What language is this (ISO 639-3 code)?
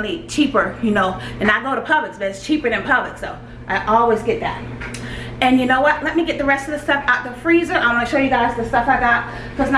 eng